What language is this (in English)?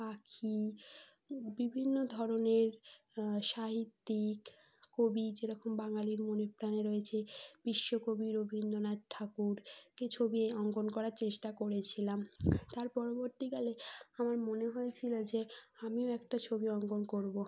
Bangla